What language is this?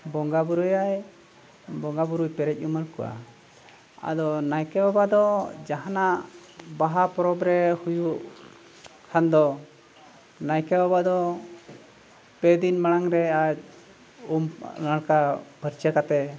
Santali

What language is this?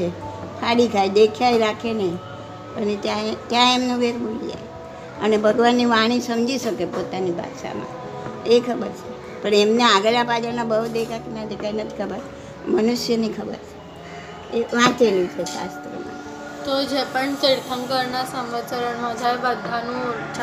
Gujarati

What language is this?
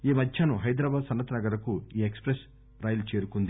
Telugu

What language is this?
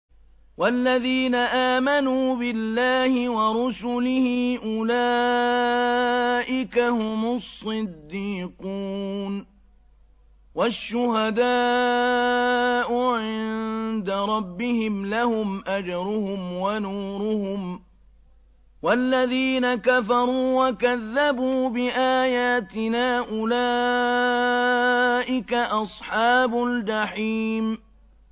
Arabic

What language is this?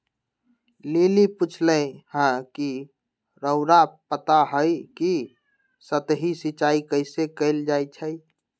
Magahi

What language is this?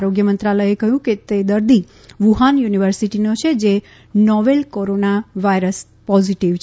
Gujarati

